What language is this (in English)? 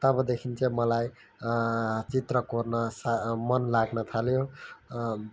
Nepali